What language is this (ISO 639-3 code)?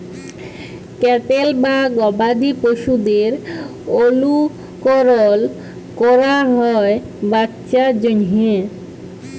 ben